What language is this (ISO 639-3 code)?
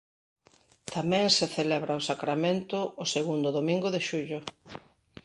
glg